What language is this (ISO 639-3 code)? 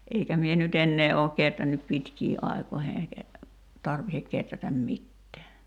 fin